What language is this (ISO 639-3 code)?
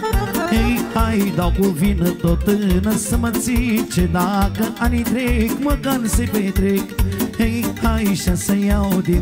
ron